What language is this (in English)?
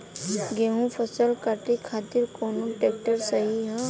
Bhojpuri